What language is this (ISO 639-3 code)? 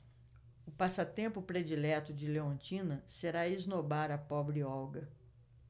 por